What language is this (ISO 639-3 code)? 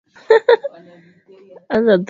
swa